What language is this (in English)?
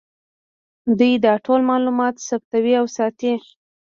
Pashto